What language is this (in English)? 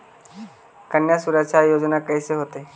Magahi